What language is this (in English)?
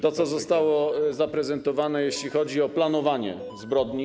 Polish